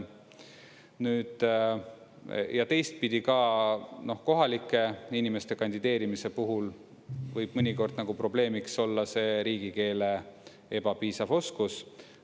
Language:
Estonian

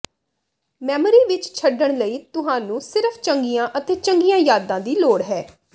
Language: Punjabi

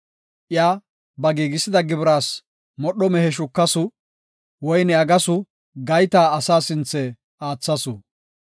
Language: Gofa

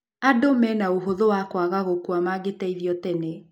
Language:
Kikuyu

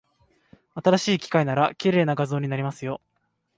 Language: Japanese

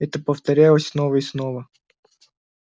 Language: Russian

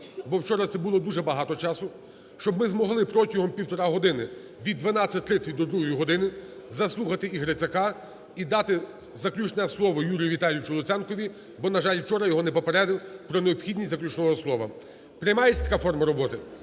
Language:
Ukrainian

